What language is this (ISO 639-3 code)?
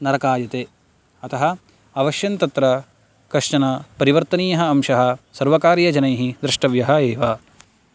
san